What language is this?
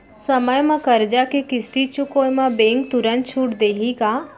Chhattisgarhi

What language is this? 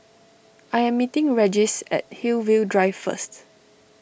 English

